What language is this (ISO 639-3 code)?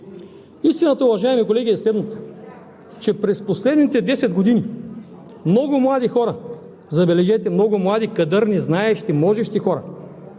bul